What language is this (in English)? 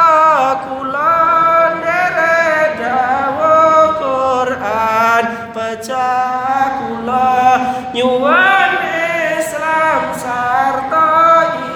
Indonesian